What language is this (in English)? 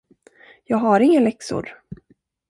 Swedish